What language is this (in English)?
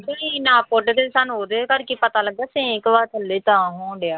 Punjabi